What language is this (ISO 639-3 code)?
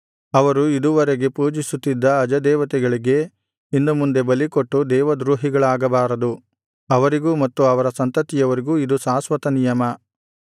kan